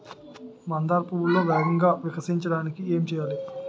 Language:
Telugu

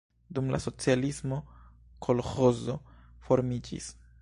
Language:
Esperanto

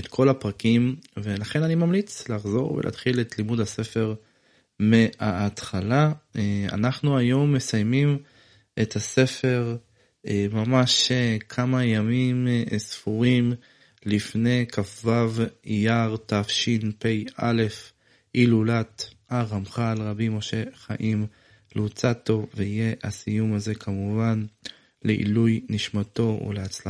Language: Hebrew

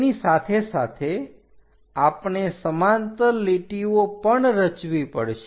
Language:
Gujarati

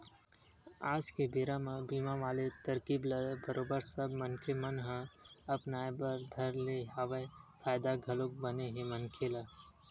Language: Chhattisgarhi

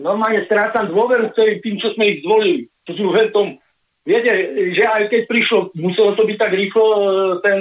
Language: Slovak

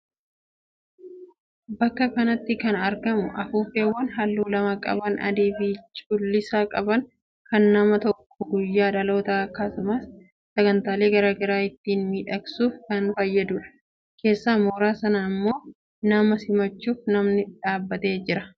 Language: Oromo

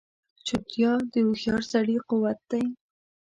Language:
Pashto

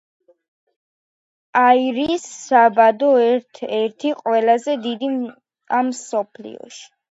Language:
Georgian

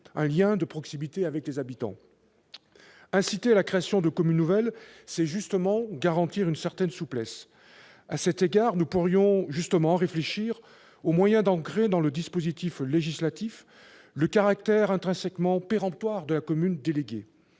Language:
French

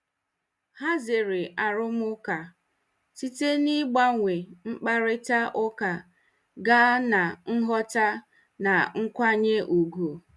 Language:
Igbo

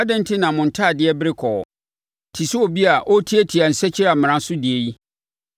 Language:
Akan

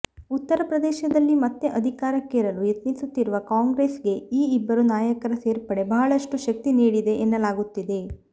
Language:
Kannada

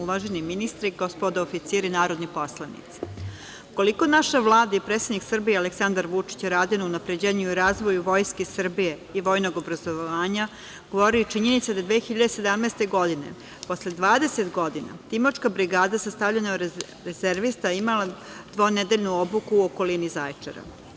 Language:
Serbian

